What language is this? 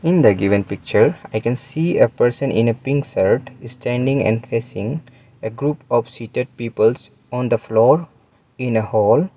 English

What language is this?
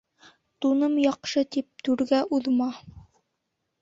Bashkir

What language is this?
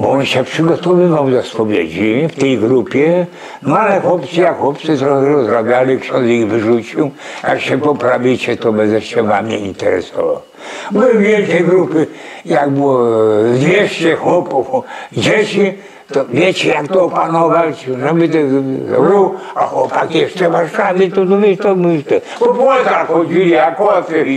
Polish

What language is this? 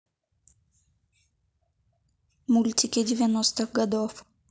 Russian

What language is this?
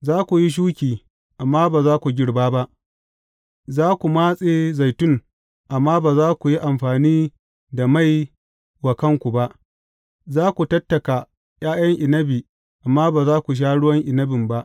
Hausa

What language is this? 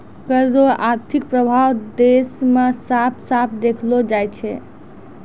Maithili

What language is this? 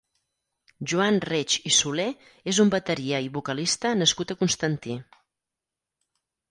Catalan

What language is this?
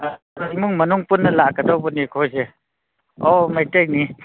Manipuri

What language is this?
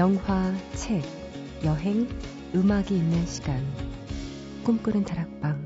Korean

